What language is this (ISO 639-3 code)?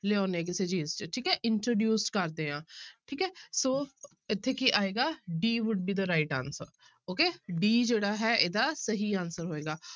pan